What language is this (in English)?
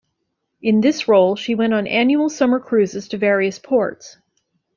English